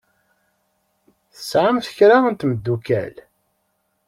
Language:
Kabyle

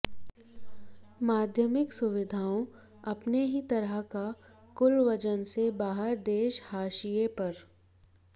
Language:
Hindi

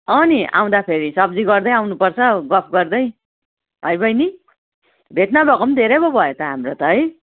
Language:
Nepali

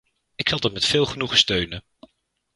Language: Dutch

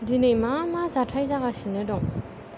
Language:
Bodo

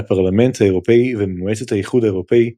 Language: Hebrew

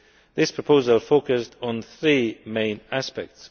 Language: English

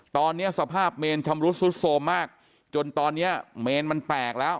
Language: Thai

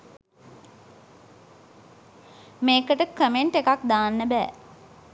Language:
Sinhala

